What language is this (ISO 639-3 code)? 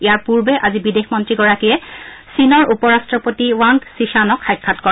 asm